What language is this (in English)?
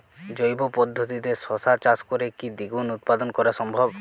Bangla